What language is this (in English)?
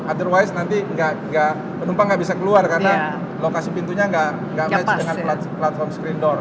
Indonesian